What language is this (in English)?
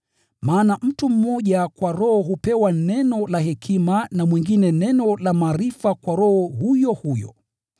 Swahili